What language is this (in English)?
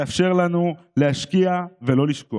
Hebrew